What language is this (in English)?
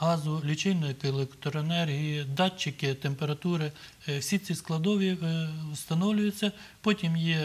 Ukrainian